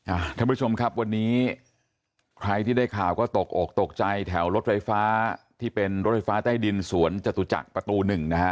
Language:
Thai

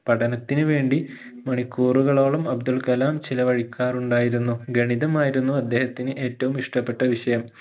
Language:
Malayalam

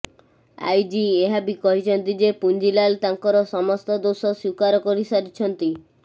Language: Odia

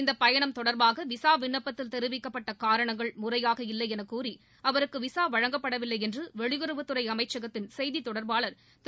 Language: Tamil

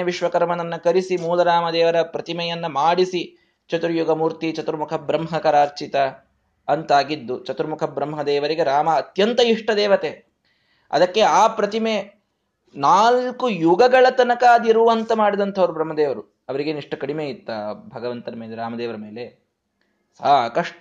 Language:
Kannada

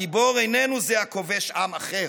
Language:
Hebrew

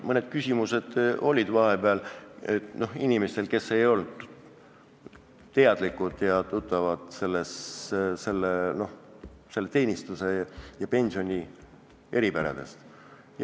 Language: Estonian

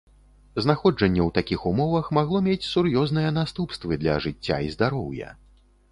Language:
Belarusian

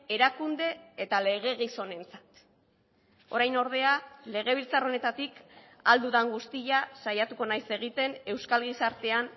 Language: Basque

